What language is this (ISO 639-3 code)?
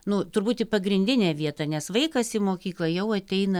lit